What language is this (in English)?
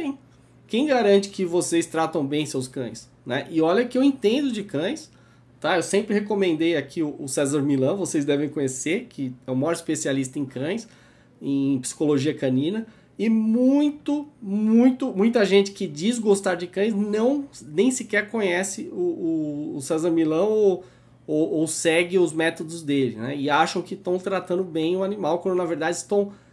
Portuguese